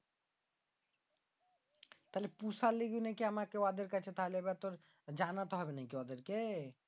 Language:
Bangla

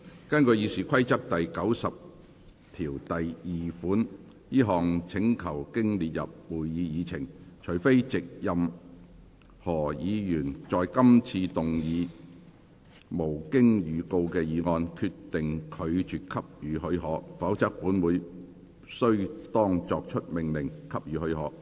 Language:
Cantonese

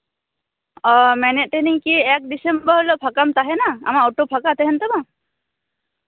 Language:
Santali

